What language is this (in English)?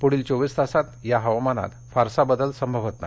Marathi